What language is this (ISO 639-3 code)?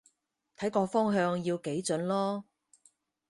yue